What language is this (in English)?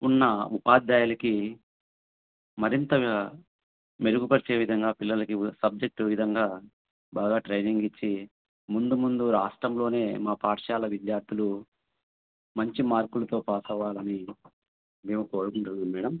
Telugu